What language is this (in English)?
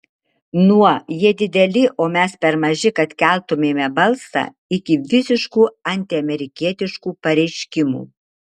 Lithuanian